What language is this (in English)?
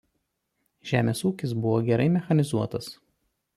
Lithuanian